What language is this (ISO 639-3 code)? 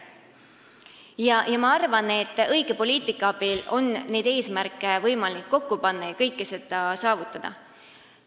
est